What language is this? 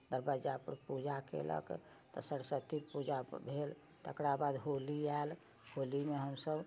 Maithili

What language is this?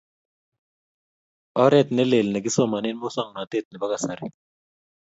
Kalenjin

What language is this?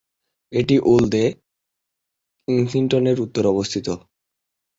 Bangla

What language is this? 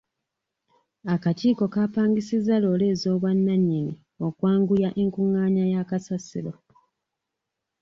Ganda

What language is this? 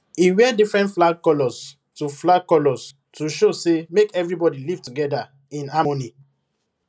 Nigerian Pidgin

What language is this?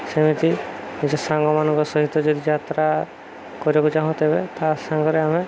Odia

